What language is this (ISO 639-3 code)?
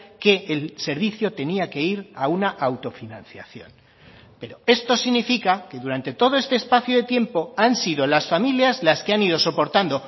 spa